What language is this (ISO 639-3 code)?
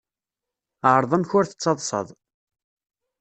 kab